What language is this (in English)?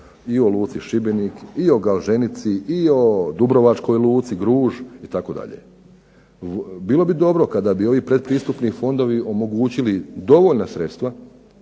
Croatian